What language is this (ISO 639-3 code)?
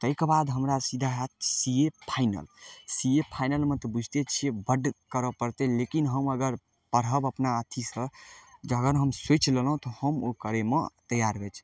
mai